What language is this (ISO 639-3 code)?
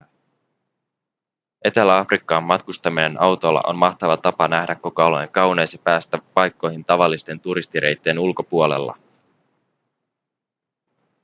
fin